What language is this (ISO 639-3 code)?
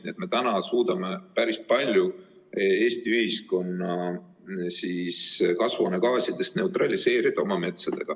est